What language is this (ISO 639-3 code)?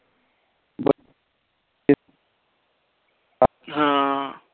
pan